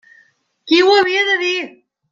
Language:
Catalan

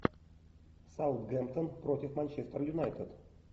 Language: Russian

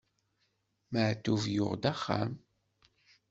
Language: Kabyle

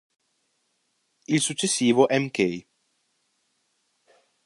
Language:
Italian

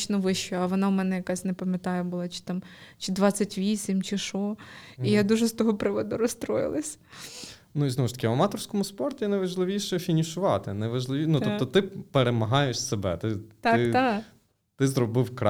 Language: Ukrainian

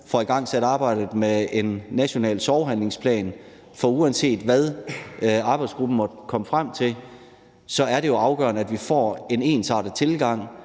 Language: Danish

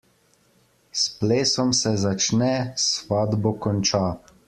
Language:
Slovenian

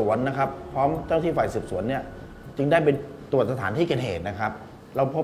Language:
Thai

